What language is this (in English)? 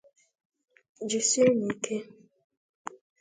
Igbo